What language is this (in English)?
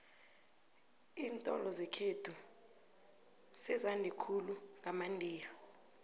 South Ndebele